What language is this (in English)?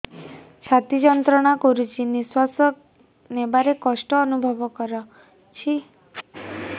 Odia